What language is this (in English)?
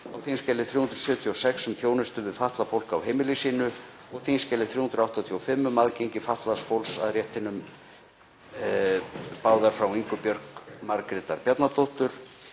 Icelandic